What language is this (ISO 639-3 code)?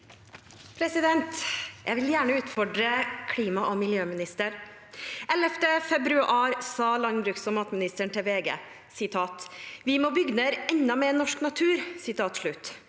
nor